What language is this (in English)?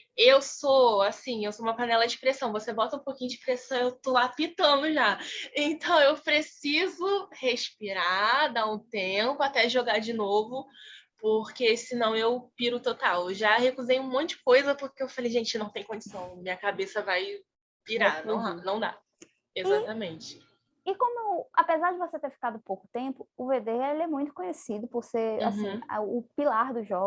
Portuguese